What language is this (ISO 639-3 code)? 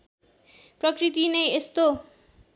nep